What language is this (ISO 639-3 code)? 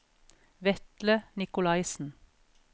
nor